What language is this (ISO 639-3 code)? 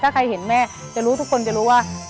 tha